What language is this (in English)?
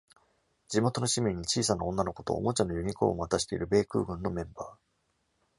Japanese